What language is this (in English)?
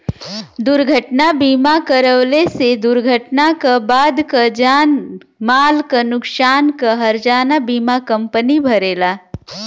Bhojpuri